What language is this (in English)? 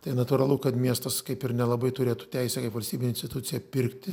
Lithuanian